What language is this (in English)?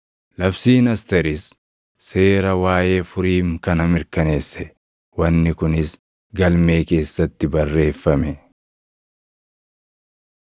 Oromo